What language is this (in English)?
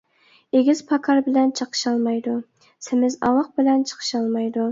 Uyghur